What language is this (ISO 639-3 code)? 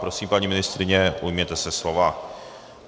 ces